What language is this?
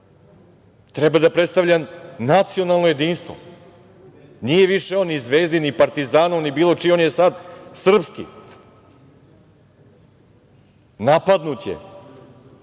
Serbian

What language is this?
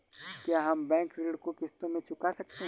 Hindi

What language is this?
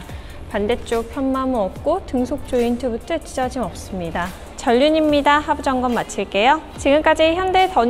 Korean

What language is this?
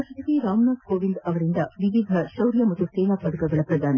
Kannada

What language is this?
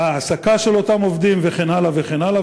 Hebrew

